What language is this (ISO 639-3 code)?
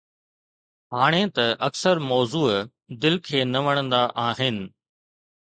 snd